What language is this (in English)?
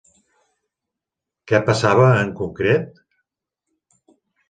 Catalan